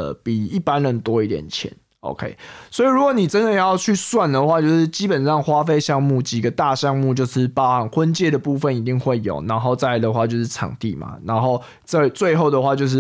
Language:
Chinese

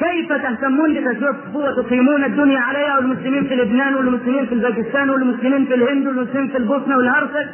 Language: Arabic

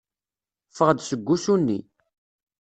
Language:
Kabyle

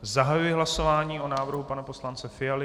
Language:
Czech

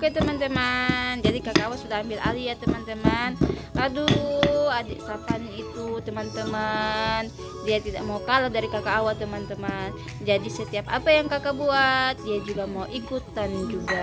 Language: Indonesian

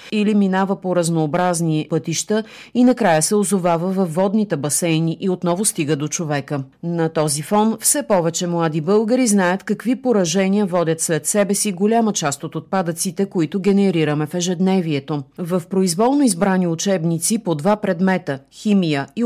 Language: Bulgarian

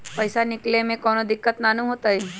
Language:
Magahi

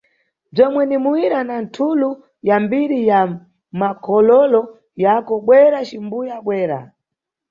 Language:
Nyungwe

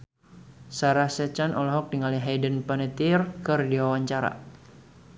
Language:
Sundanese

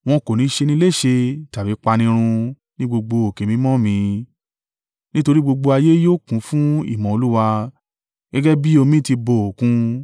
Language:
Yoruba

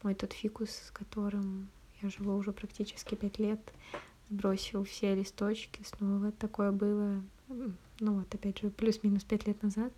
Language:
Russian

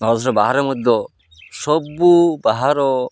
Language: Odia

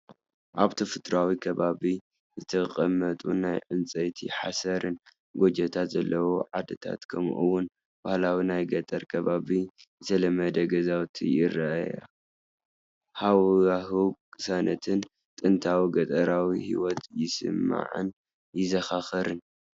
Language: Tigrinya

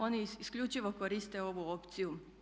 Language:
Croatian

